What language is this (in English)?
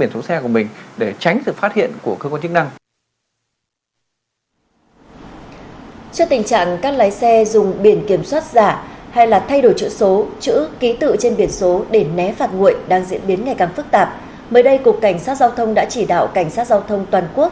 Vietnamese